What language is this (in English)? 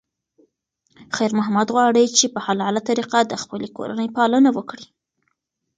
Pashto